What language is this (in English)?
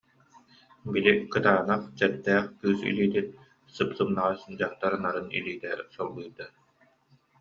Yakut